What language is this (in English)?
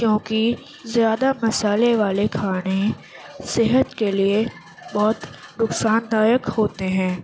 Urdu